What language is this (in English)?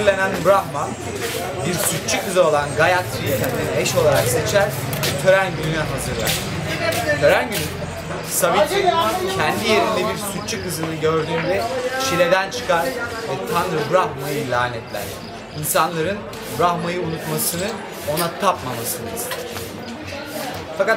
Turkish